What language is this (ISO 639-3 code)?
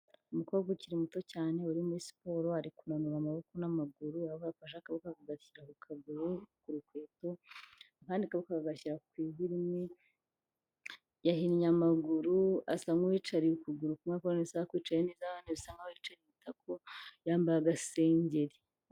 kin